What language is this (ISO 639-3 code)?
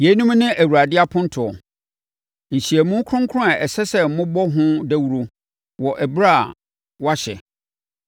aka